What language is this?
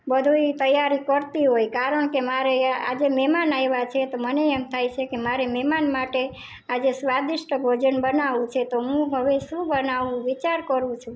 Gujarati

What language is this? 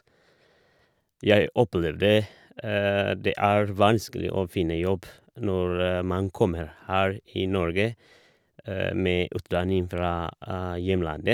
Norwegian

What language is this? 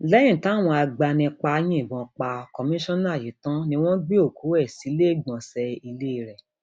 Yoruba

